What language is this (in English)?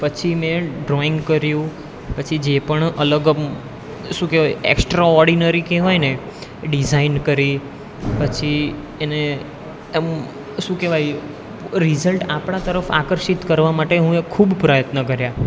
Gujarati